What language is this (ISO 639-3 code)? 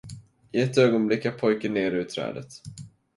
swe